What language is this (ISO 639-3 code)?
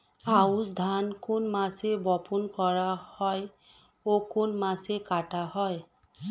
ben